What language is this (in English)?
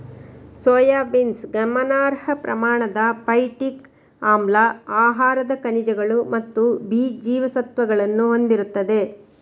Kannada